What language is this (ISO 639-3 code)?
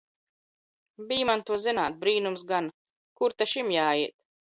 lav